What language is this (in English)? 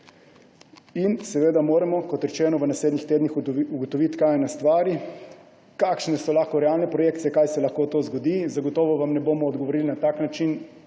Slovenian